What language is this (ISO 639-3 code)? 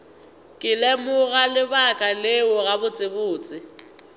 nso